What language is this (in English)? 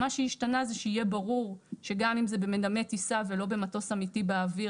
Hebrew